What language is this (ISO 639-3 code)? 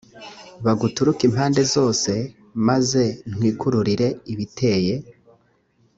kin